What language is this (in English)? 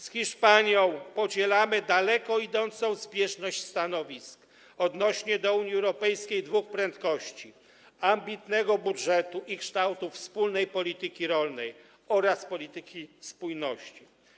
Polish